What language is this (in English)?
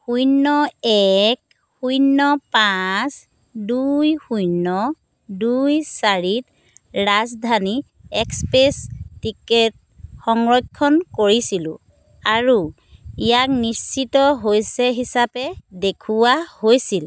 Assamese